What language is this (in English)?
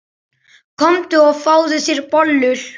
Icelandic